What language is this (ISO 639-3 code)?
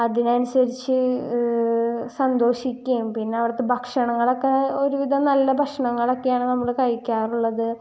mal